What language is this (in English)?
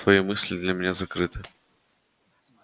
Russian